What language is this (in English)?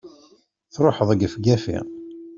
Kabyle